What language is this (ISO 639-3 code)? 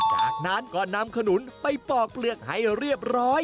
tha